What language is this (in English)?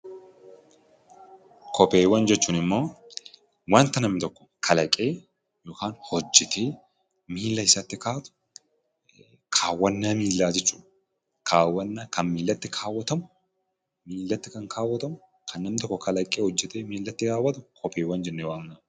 Oromo